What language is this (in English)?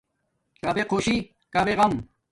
Domaaki